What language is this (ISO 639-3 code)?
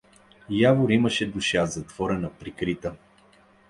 bul